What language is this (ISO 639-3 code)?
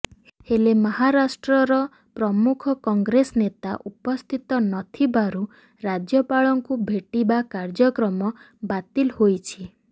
ori